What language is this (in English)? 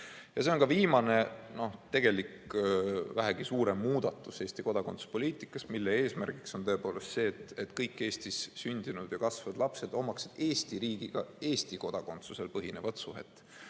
Estonian